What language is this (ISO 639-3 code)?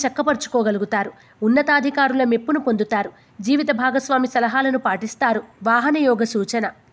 tel